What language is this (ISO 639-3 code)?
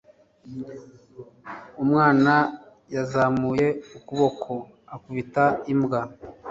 kin